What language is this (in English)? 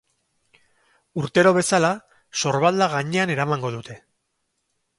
Basque